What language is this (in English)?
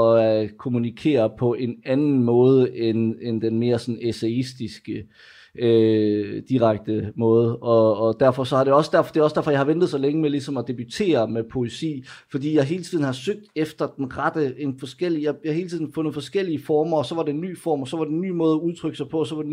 Danish